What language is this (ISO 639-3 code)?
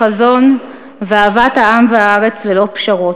heb